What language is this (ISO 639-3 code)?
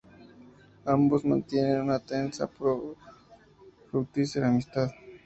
spa